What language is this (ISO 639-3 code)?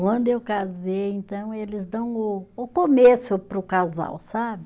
por